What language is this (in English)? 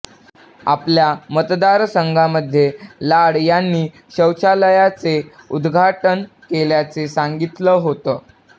Marathi